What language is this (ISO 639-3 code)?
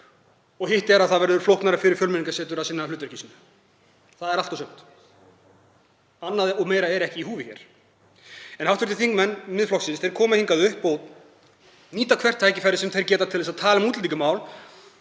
isl